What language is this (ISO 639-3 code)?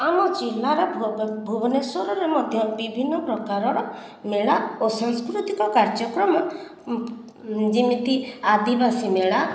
ori